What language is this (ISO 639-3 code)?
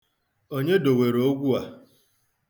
ibo